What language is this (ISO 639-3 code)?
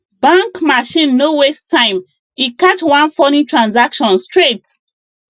pcm